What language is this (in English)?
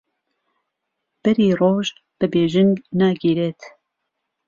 Central Kurdish